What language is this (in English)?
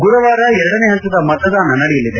Kannada